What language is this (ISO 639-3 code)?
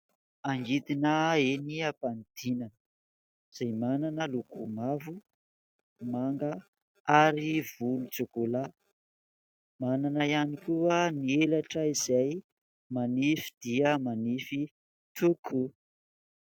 mlg